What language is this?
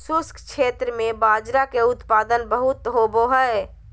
Magahi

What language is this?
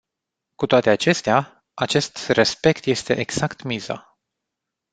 Romanian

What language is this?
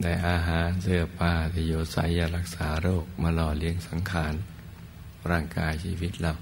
Thai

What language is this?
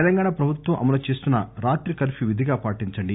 Telugu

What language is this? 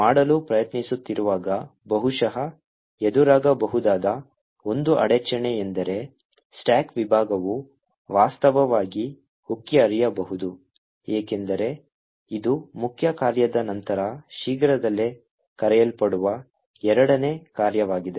Kannada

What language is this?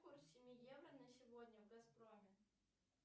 Russian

